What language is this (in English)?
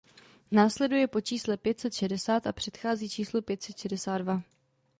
Czech